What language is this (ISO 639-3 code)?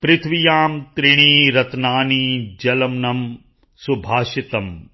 pan